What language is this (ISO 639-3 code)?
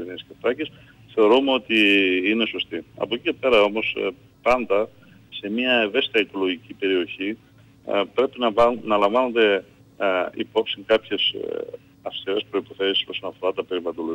ell